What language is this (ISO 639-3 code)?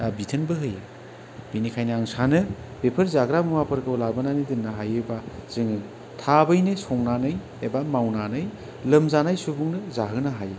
brx